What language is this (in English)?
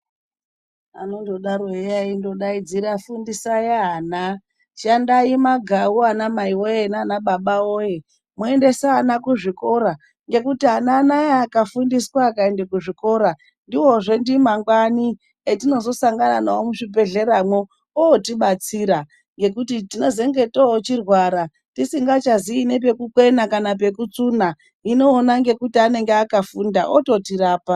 Ndau